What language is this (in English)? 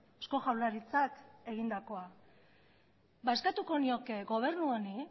Basque